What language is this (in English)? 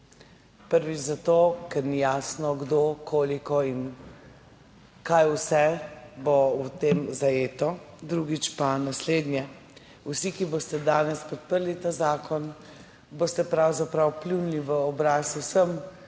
Slovenian